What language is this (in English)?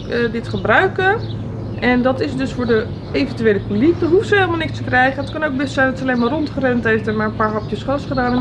Dutch